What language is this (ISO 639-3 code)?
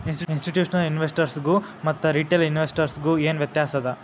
kan